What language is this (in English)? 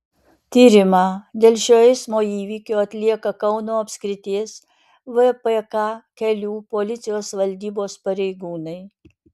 Lithuanian